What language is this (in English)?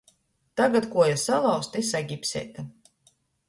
Latgalian